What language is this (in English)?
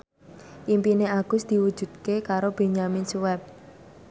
Javanese